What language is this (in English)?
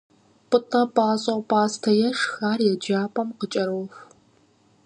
Kabardian